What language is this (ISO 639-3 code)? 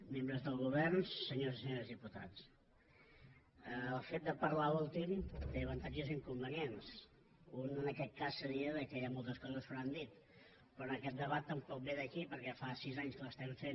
cat